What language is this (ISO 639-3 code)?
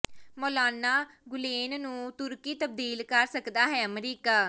pan